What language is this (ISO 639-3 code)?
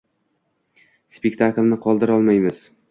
uzb